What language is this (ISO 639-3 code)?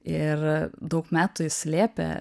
lit